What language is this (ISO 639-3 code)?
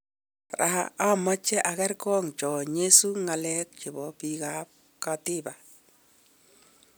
kln